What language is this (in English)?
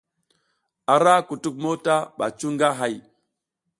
South Giziga